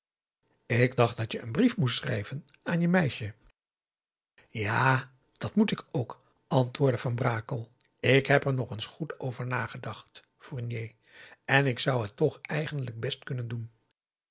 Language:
Dutch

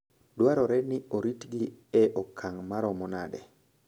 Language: Luo (Kenya and Tanzania)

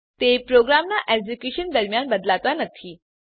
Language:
Gujarati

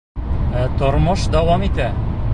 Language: Bashkir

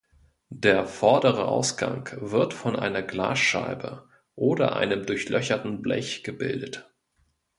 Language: German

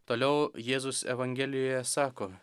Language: Lithuanian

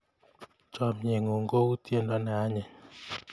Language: Kalenjin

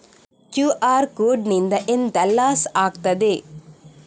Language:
Kannada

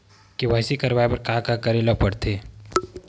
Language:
Chhattisgarhi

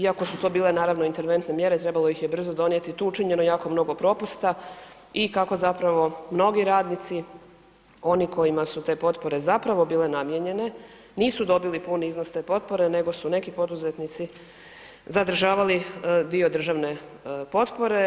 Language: Croatian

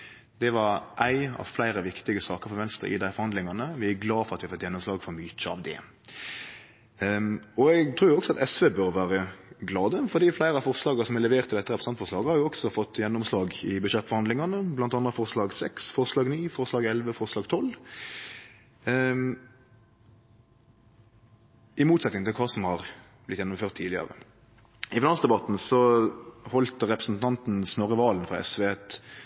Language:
Norwegian Nynorsk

